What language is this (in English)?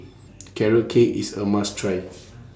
English